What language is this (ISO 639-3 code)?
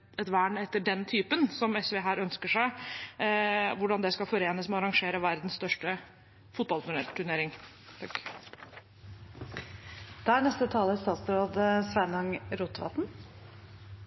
nor